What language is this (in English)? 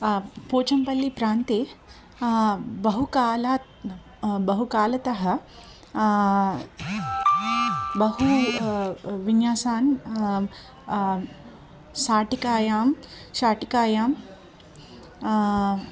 Sanskrit